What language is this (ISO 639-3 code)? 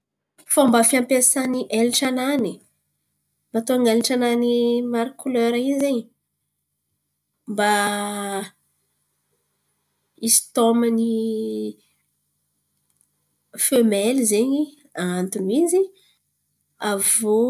xmv